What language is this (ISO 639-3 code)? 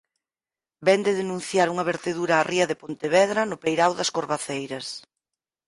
glg